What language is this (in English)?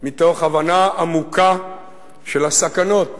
Hebrew